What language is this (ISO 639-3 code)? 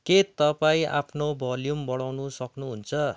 nep